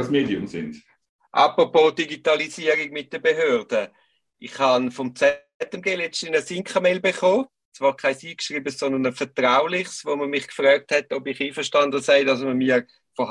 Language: German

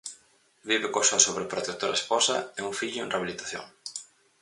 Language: Galician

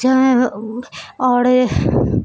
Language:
Urdu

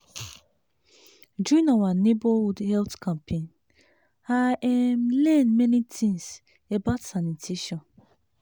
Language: Nigerian Pidgin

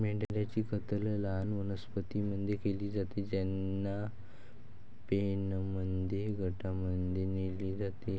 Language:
Marathi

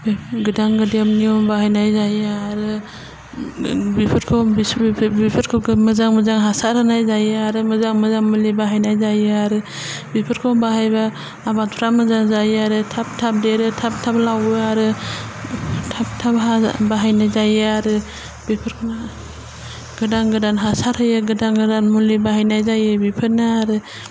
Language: Bodo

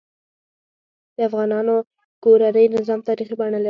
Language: Pashto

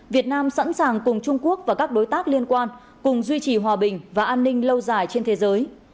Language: Vietnamese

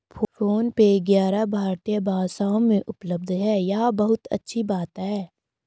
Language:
Hindi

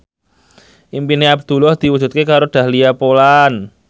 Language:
Javanese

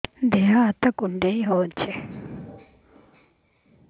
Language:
Odia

